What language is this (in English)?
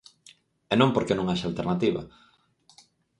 Galician